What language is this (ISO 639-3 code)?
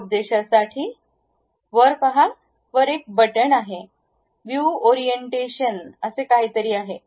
mar